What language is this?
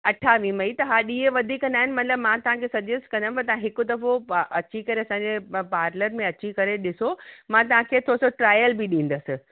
Sindhi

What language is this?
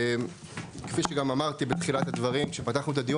Hebrew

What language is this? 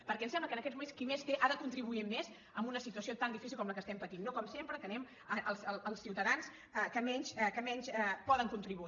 Catalan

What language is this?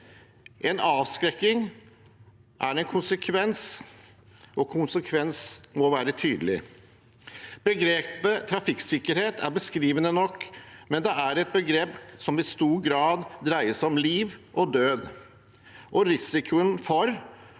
Norwegian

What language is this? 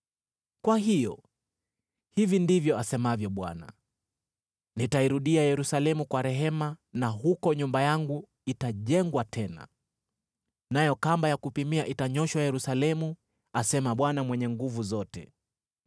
Swahili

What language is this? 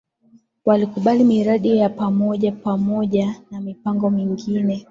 Swahili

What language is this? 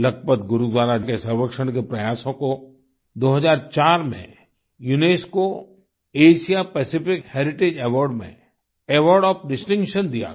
Hindi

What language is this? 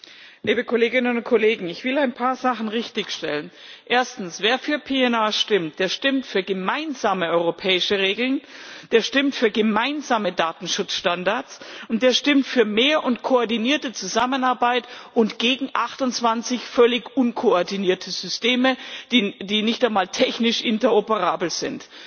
German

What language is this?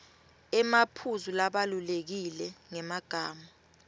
Swati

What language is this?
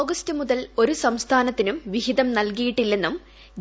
Malayalam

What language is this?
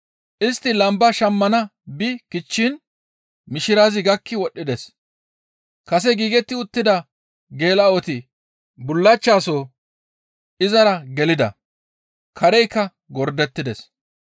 Gamo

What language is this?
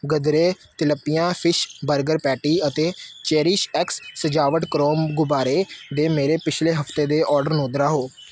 Punjabi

